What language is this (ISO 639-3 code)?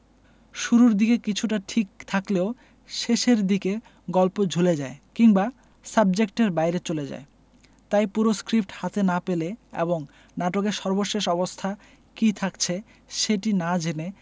ben